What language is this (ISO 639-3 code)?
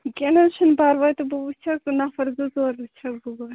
kas